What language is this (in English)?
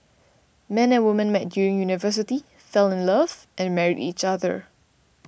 English